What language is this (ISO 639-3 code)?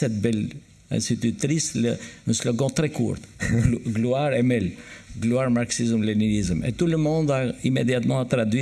fra